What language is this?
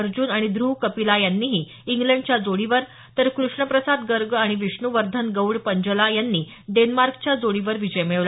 Marathi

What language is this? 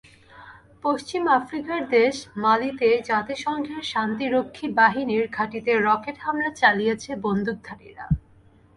Bangla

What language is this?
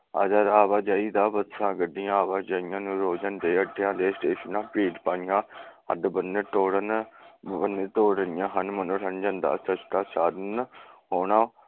Punjabi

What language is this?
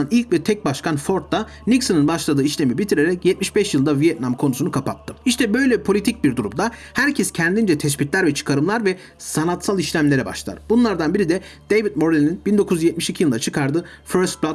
Turkish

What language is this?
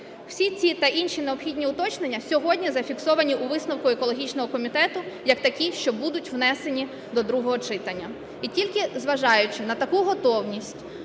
Ukrainian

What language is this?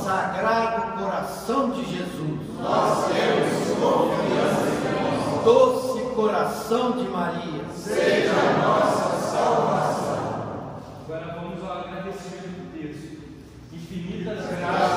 Portuguese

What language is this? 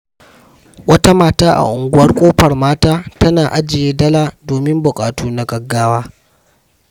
Hausa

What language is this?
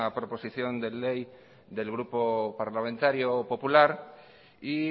Spanish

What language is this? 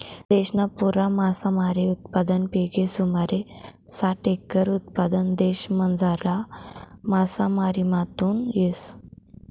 Marathi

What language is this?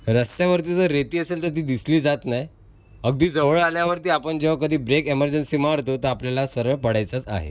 Marathi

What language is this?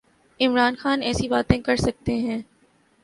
Urdu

